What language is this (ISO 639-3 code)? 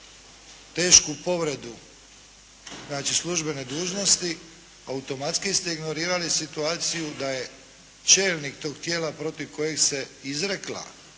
hrv